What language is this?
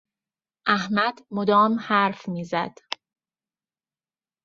Persian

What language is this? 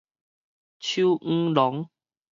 Min Nan Chinese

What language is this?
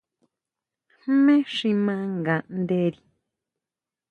Huautla Mazatec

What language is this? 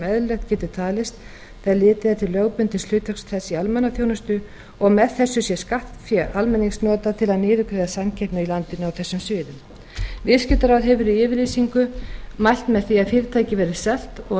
Icelandic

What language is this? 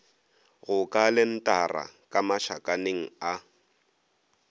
Northern Sotho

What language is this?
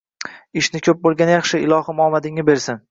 Uzbek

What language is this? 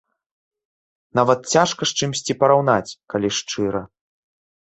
Belarusian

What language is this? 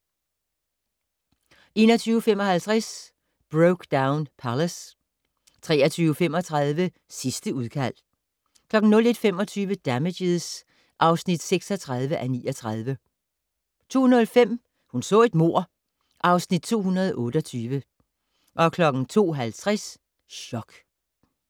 Danish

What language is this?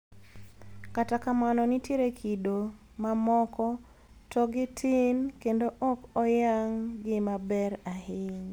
Luo (Kenya and Tanzania)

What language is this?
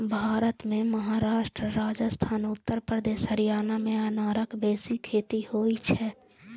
Maithili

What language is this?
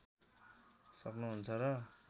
Nepali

